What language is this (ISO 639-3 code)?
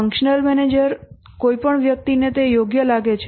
guj